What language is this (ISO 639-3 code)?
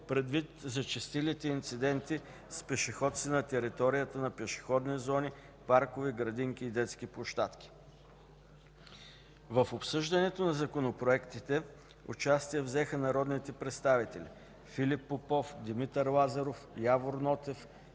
bul